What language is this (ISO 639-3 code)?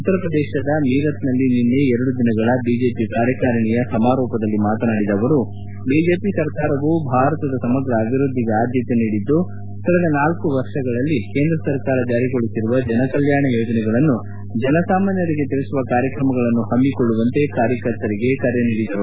kan